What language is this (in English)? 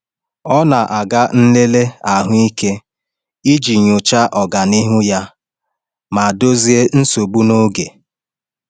Igbo